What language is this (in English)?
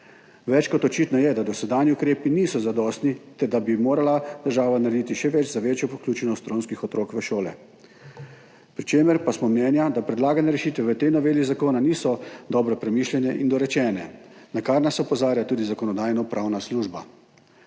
Slovenian